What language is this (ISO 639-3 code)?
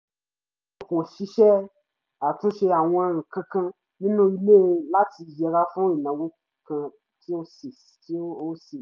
yor